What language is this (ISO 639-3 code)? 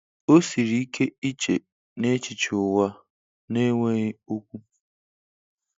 ibo